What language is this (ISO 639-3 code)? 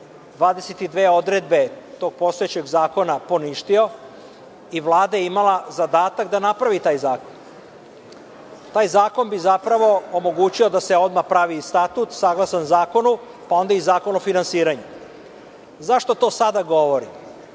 srp